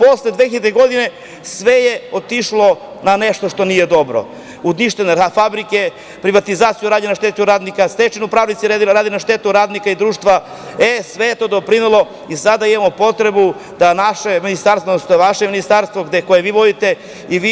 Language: Serbian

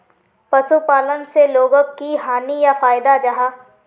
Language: Magahi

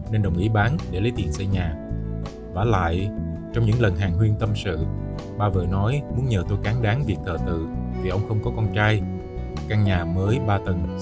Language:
Vietnamese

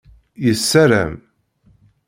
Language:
Kabyle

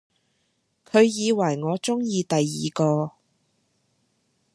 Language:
Cantonese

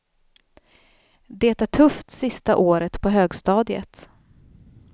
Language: Swedish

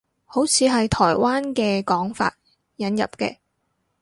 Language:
Cantonese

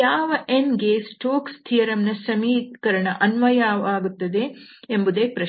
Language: Kannada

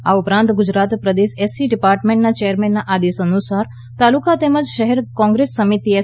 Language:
Gujarati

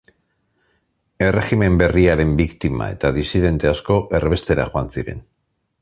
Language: Basque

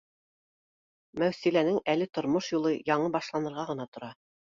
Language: Bashkir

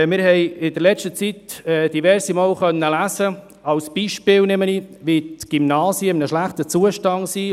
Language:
Swiss German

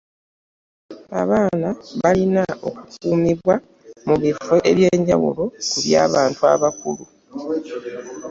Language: Ganda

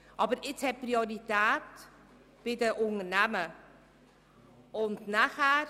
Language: Swiss German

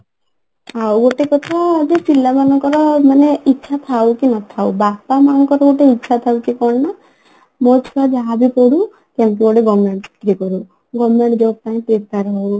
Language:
Odia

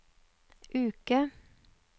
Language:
Norwegian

